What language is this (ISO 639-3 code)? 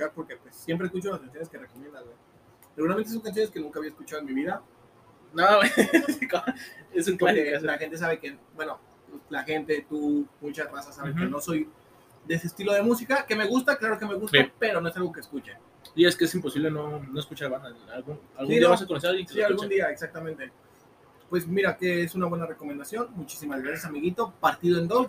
spa